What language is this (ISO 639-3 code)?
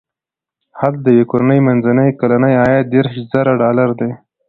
pus